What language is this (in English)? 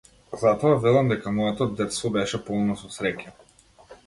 Macedonian